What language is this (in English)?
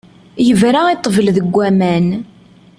Kabyle